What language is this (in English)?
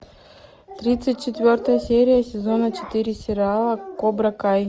Russian